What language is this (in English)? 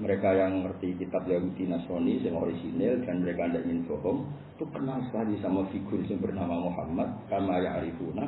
Indonesian